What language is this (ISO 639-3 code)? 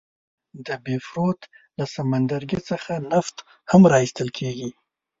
pus